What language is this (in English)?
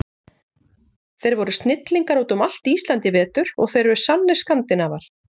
Icelandic